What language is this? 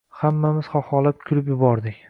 Uzbek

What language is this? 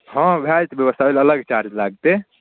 Maithili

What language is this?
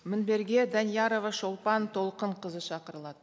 Kazakh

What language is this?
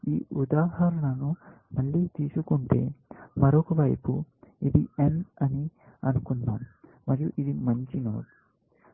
Telugu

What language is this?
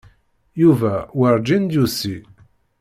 Kabyle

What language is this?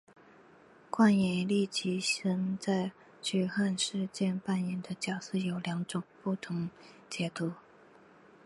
Chinese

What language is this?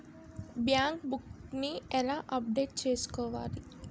Telugu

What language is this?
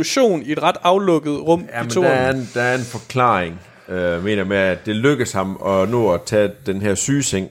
Danish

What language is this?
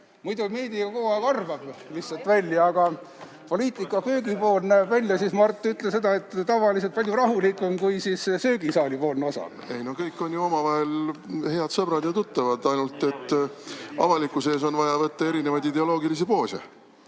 Estonian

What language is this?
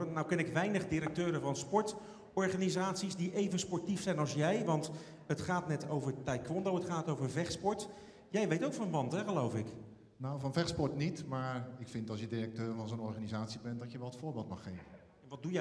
Dutch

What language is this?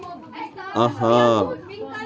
Kashmiri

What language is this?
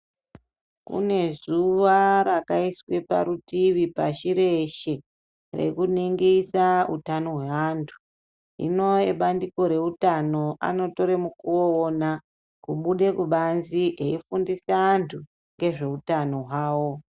Ndau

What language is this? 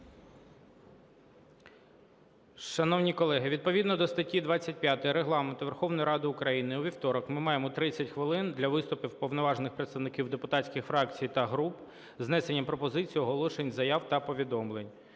Ukrainian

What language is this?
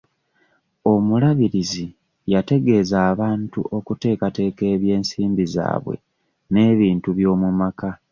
Ganda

